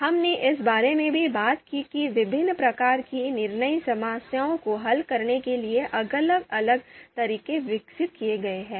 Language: Hindi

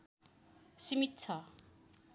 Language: Nepali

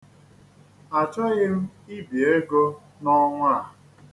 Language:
Igbo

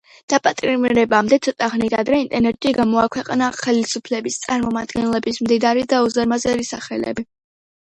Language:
Georgian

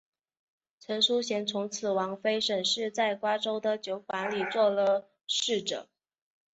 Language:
Chinese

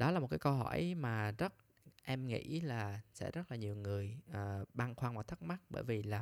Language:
Vietnamese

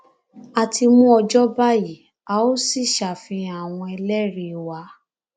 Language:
Yoruba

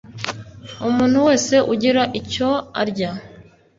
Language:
Kinyarwanda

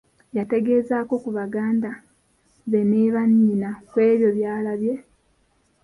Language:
Ganda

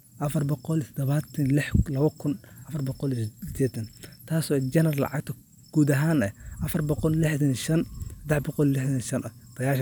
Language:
Somali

